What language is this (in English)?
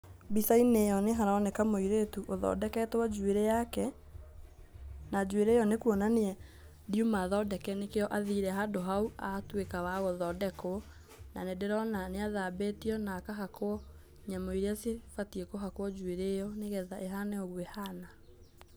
Kikuyu